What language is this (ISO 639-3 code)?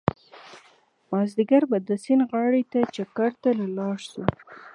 pus